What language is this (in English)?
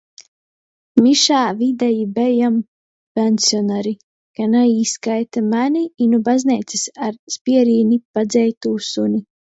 Latgalian